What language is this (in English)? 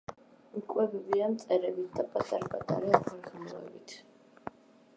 Georgian